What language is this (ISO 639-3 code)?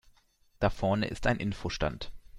deu